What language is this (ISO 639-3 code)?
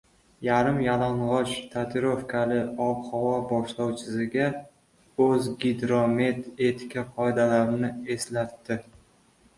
uzb